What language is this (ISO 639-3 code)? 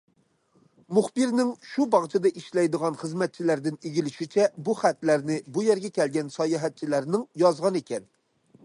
uig